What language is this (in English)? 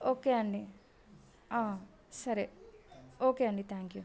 Telugu